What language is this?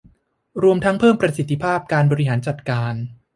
Thai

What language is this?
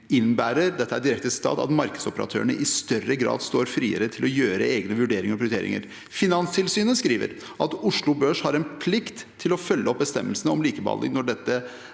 Norwegian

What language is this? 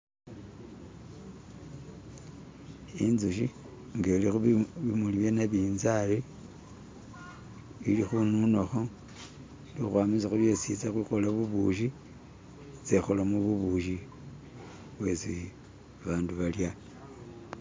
Masaaba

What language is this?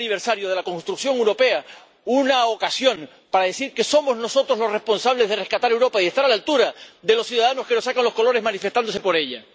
Spanish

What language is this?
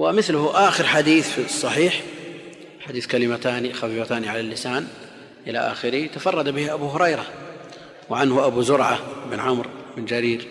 Arabic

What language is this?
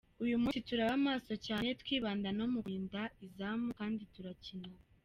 Kinyarwanda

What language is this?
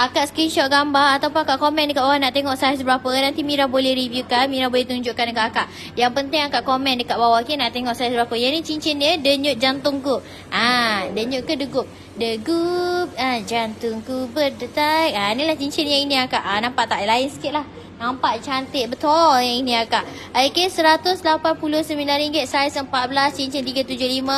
Malay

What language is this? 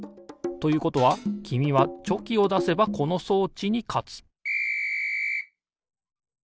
Japanese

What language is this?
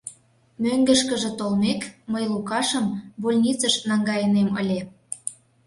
Mari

